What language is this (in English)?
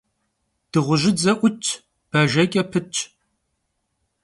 Kabardian